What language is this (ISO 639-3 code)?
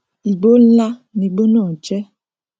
yor